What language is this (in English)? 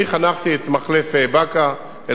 Hebrew